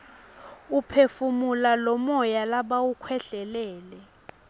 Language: Swati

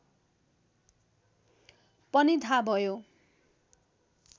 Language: Nepali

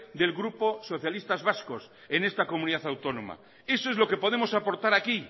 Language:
Spanish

